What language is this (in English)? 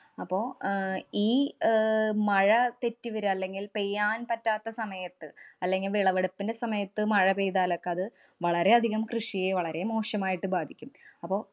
Malayalam